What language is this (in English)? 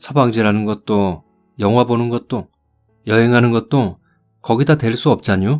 Korean